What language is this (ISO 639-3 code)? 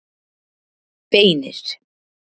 isl